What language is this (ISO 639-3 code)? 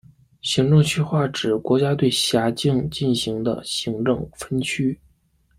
zho